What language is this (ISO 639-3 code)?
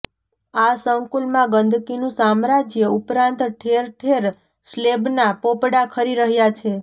guj